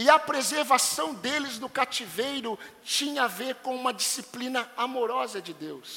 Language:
Portuguese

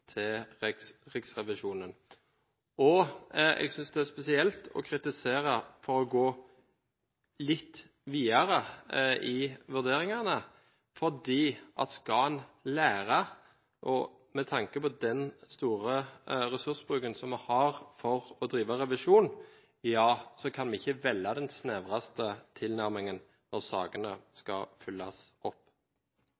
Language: Norwegian Bokmål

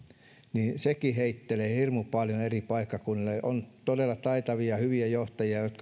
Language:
Finnish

